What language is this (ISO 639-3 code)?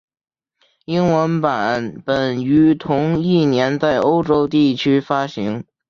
zho